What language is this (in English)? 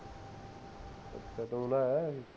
Punjabi